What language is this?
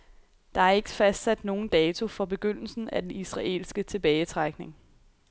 Danish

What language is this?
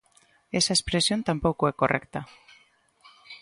Galician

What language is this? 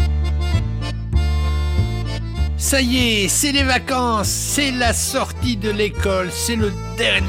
French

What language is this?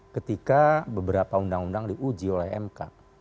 Indonesian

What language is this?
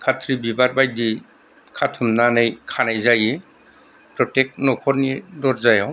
Bodo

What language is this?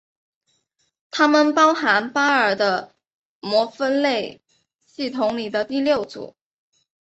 Chinese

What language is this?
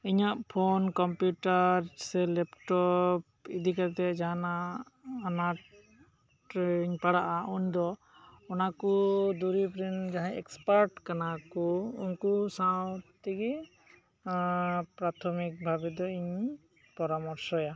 Santali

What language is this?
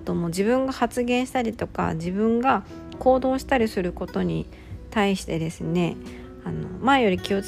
Japanese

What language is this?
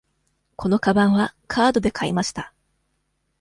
Japanese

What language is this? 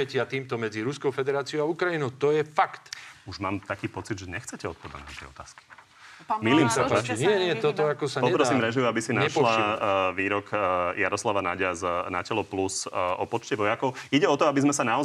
Slovak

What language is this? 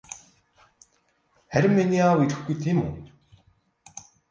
Mongolian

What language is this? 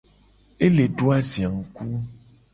Gen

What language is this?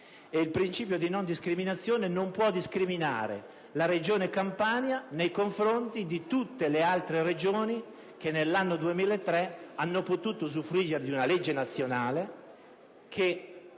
Italian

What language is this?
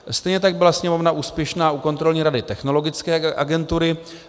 Czech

